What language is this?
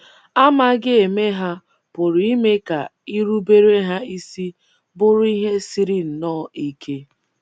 Igbo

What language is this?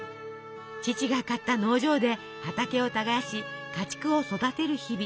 Japanese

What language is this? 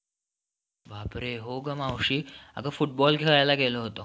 Marathi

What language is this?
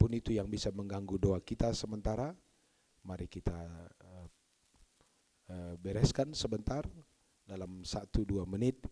Indonesian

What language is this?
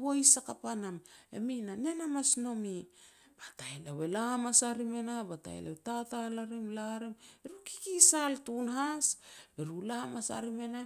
Petats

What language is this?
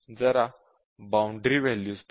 Marathi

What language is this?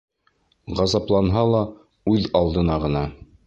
Bashkir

